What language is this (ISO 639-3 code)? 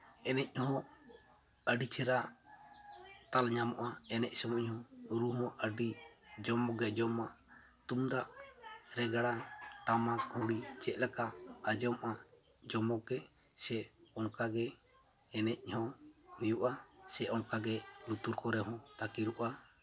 sat